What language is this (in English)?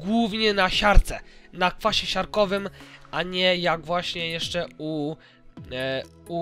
Polish